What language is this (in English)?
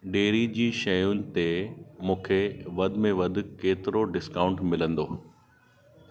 Sindhi